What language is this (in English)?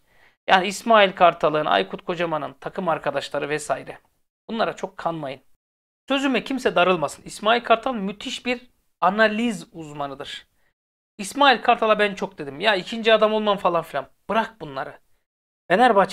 Turkish